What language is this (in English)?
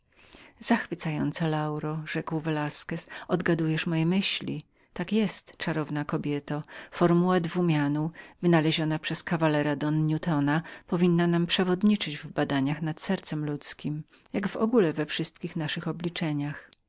Polish